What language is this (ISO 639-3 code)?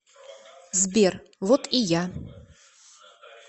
rus